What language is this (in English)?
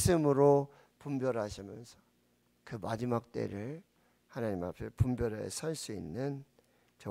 Korean